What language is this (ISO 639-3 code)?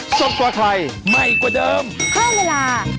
tha